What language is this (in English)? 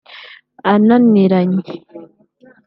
Kinyarwanda